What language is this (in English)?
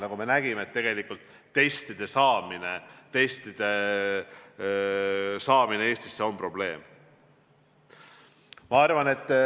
Estonian